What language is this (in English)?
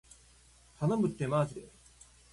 Japanese